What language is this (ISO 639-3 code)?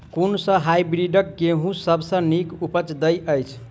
mai